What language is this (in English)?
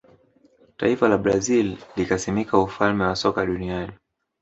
Swahili